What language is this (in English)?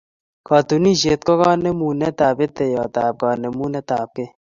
Kalenjin